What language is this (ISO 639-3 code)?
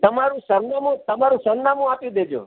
guj